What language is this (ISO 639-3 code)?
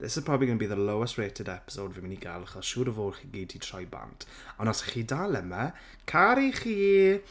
cym